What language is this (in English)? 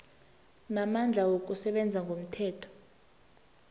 South Ndebele